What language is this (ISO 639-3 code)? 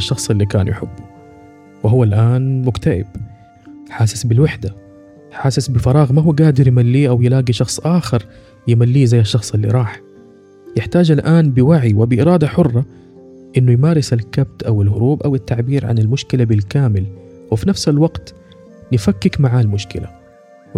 ara